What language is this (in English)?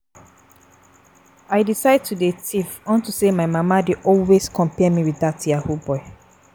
Nigerian Pidgin